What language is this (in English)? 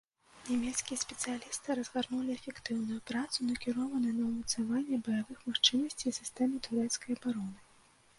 Belarusian